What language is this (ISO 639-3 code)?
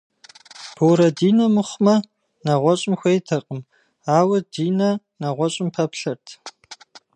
kbd